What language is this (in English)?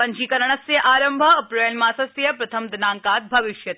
Sanskrit